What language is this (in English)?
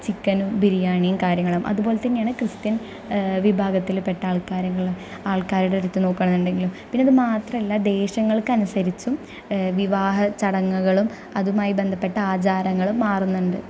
Malayalam